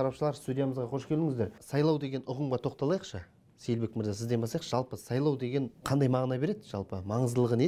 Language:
Turkish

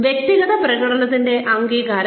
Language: Malayalam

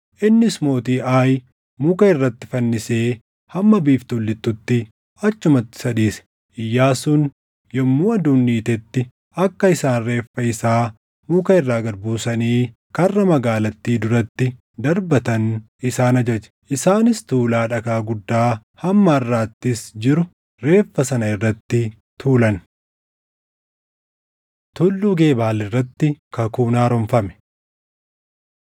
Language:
Oromo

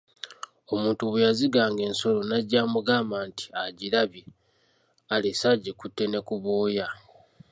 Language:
Ganda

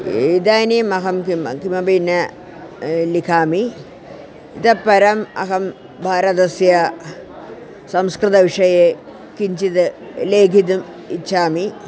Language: Sanskrit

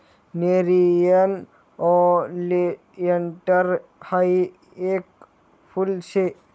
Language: Marathi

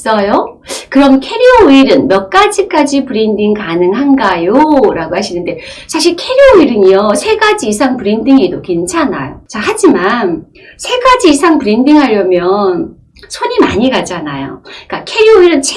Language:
Korean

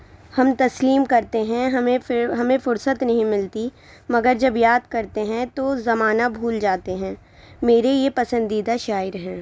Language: Urdu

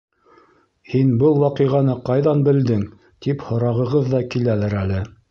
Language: Bashkir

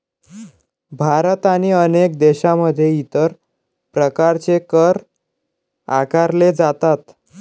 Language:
Marathi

